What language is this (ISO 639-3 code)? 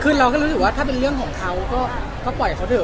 tha